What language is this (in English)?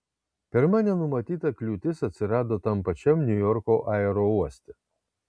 Lithuanian